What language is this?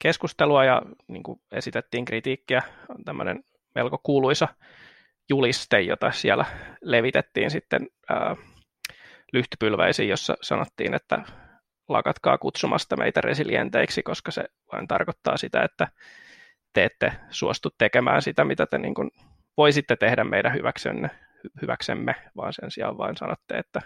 Finnish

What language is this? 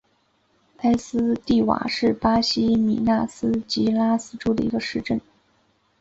Chinese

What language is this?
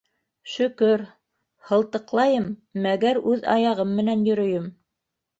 Bashkir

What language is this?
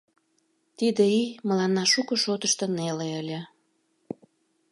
Mari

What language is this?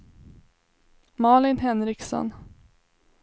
Swedish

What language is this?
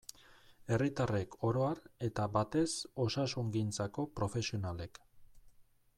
Basque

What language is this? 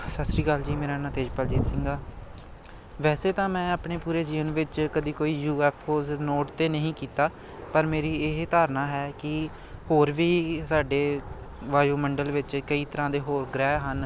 Punjabi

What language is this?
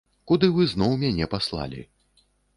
Belarusian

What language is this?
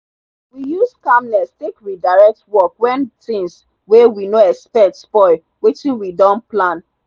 Nigerian Pidgin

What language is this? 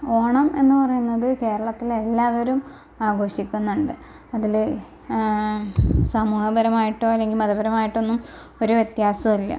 Malayalam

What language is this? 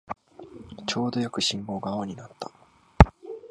Japanese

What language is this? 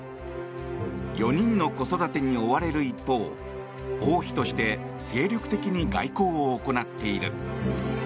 Japanese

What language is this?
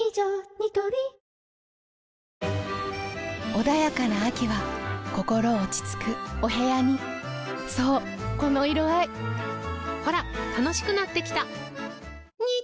Japanese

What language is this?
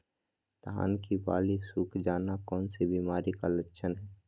Magahi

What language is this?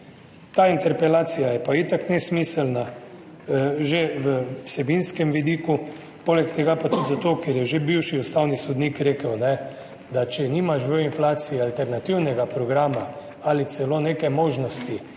Slovenian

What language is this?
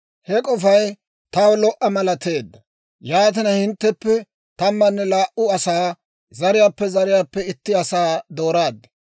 Dawro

